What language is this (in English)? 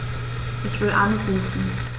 German